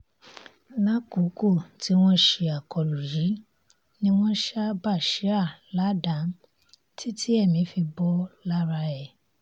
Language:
Yoruba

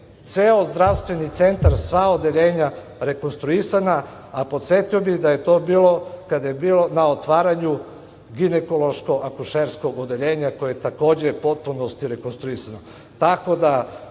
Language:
Serbian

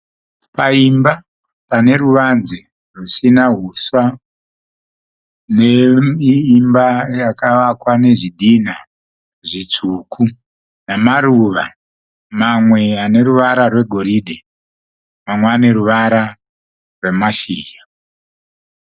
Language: Shona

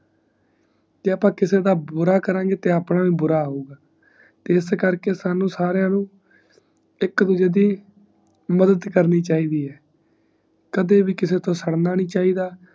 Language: Punjabi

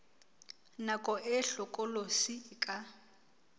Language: Southern Sotho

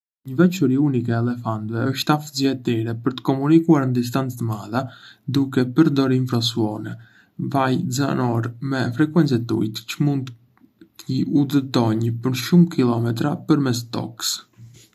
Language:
Arbëreshë Albanian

